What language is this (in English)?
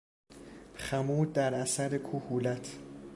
Persian